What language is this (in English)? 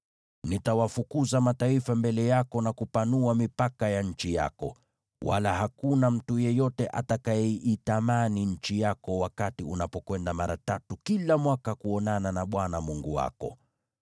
Swahili